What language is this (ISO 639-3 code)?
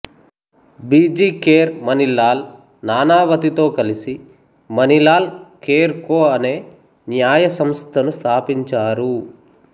tel